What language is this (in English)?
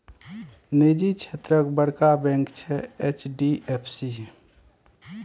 Maithili